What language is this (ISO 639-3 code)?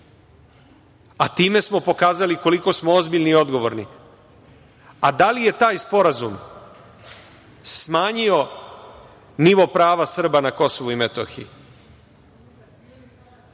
srp